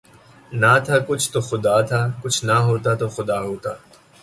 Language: Urdu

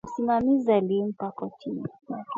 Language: Swahili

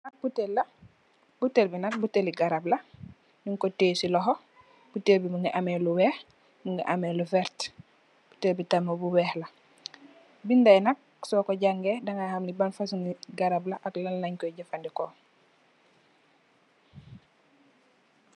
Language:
Wolof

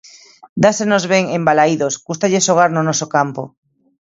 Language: Galician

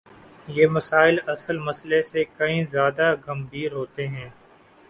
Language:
Urdu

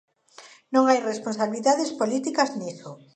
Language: Galician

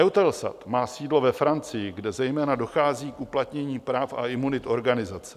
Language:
Czech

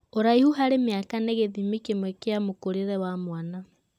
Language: Kikuyu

